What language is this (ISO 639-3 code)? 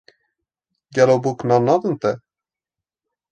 kur